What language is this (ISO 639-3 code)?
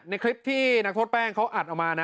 tha